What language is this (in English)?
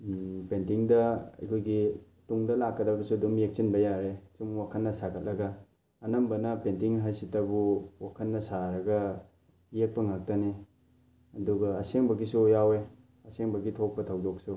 Manipuri